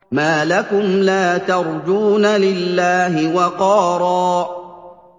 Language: Arabic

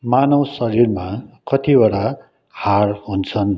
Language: Nepali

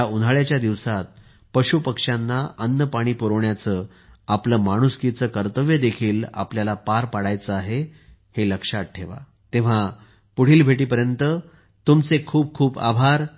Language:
Marathi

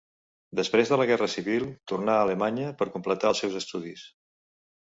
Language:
Catalan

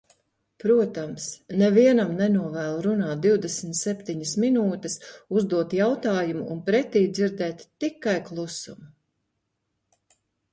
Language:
Latvian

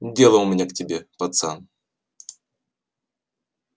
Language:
Russian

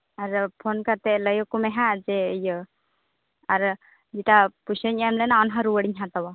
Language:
Santali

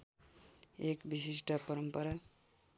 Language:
Nepali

